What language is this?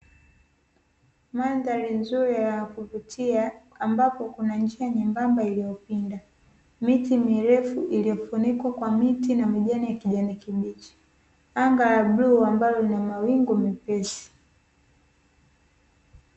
Swahili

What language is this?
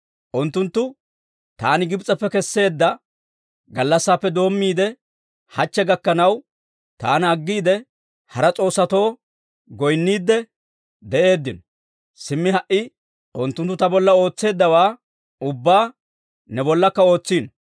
Dawro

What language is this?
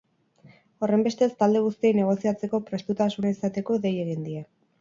Basque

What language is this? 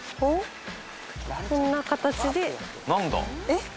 Japanese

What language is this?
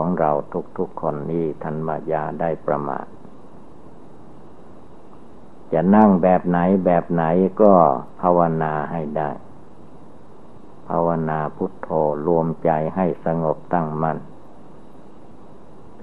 Thai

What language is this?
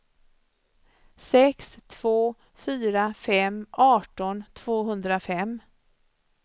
Swedish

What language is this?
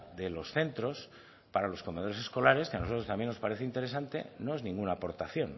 Spanish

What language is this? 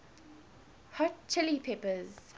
English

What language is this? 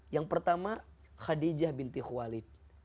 Indonesian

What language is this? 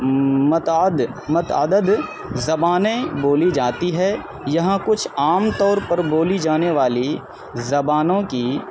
Urdu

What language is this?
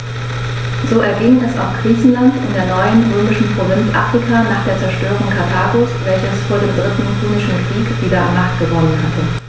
German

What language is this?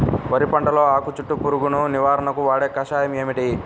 Telugu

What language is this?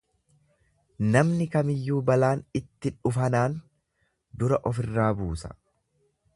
Oromo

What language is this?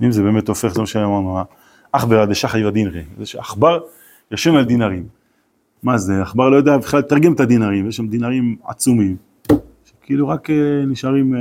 Hebrew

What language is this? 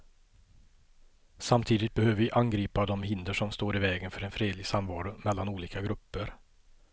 Swedish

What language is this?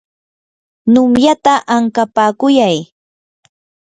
Yanahuanca Pasco Quechua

